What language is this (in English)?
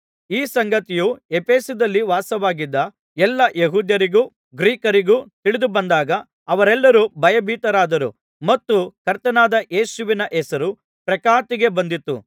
Kannada